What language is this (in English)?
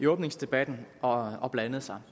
Danish